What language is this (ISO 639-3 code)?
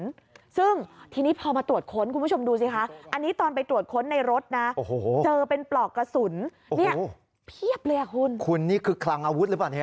tha